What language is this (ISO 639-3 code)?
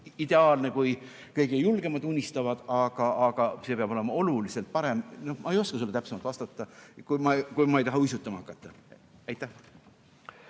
est